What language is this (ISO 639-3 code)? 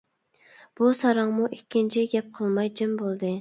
uig